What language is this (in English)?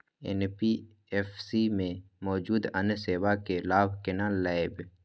Maithili